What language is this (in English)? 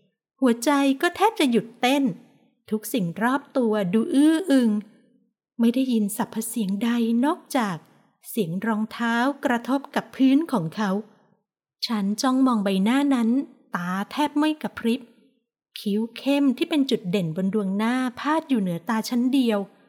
Thai